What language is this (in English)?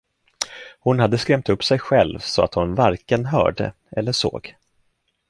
Swedish